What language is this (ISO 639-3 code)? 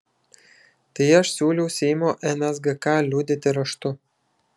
lit